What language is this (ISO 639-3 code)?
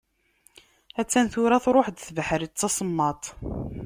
kab